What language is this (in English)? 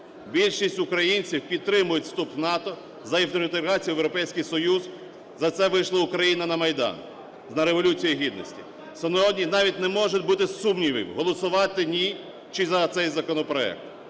Ukrainian